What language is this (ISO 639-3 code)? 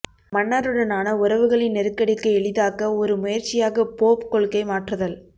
tam